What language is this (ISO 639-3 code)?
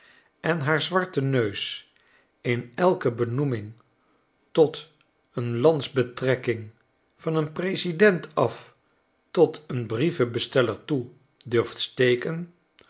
nld